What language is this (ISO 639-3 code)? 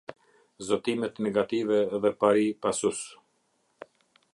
sqi